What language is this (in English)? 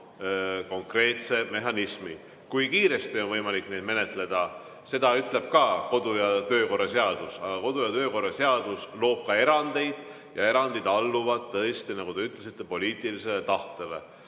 Estonian